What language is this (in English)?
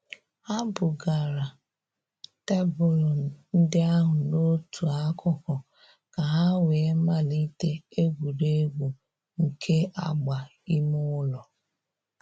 Igbo